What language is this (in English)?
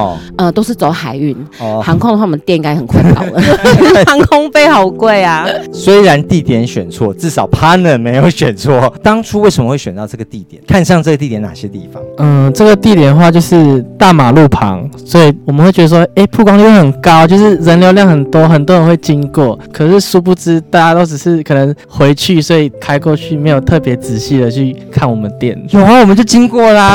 Chinese